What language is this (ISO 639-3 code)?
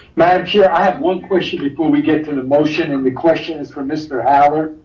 eng